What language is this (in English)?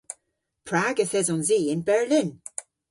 Cornish